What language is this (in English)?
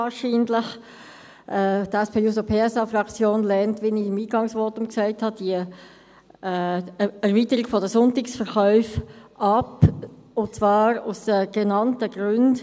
Swiss German